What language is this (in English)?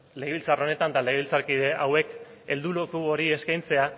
Basque